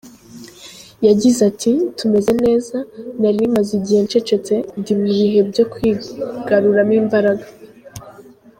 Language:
Kinyarwanda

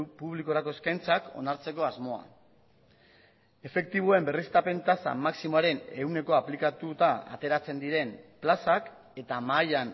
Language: Basque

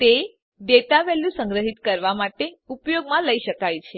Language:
Gujarati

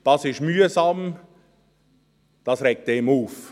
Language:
Swiss German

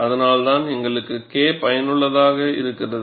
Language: Tamil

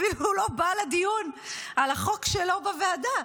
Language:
Hebrew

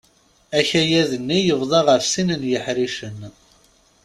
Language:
Kabyle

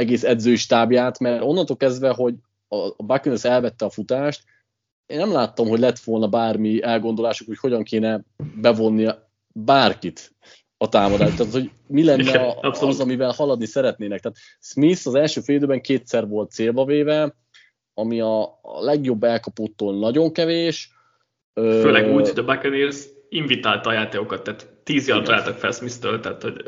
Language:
Hungarian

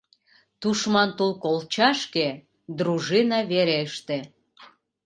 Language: Mari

